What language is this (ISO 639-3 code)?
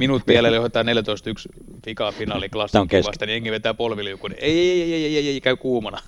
fin